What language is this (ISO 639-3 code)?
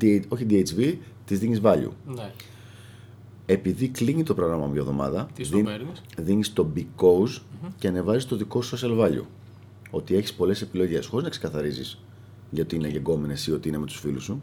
ell